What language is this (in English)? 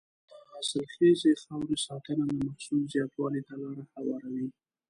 Pashto